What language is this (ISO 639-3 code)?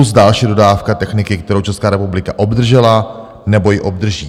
ces